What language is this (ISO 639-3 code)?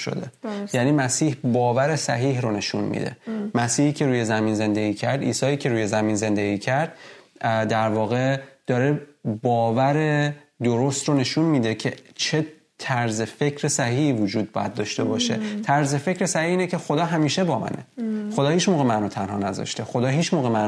fas